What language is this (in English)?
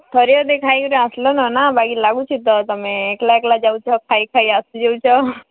Odia